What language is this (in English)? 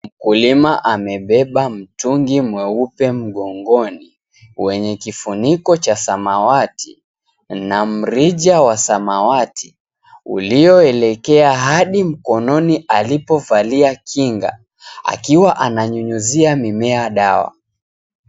Swahili